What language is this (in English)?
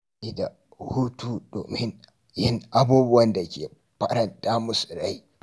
Hausa